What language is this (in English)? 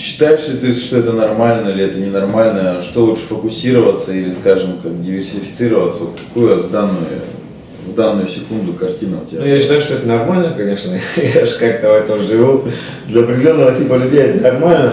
Russian